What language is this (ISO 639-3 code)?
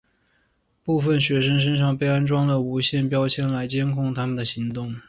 zho